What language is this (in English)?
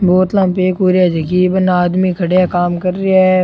Rajasthani